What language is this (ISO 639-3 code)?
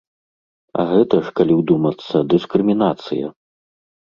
bel